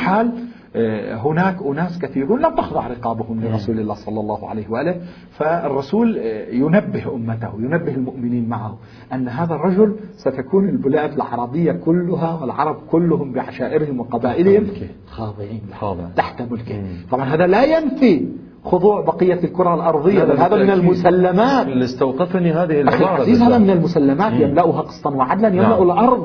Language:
Arabic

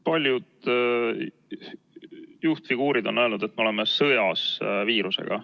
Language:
Estonian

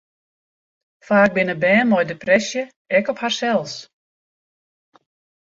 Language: Western Frisian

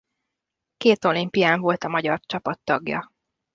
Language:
Hungarian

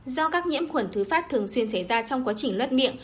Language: Vietnamese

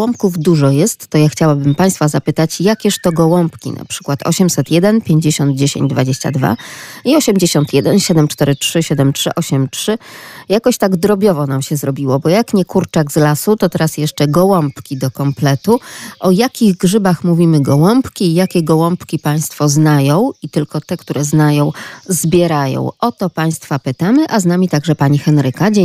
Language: Polish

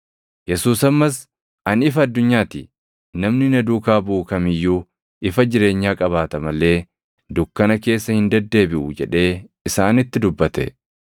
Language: Oromo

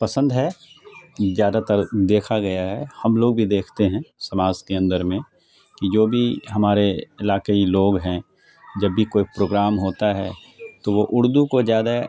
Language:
Urdu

